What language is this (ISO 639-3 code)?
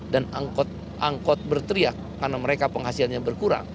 ind